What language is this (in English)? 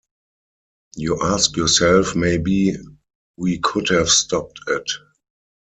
English